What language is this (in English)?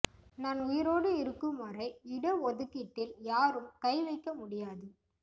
Tamil